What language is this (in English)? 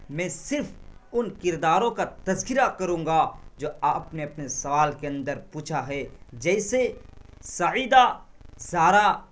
Urdu